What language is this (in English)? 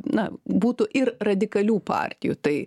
Lithuanian